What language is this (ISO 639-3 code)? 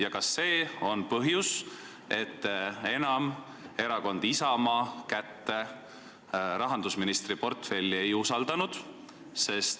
est